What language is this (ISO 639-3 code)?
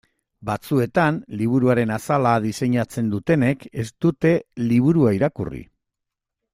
eus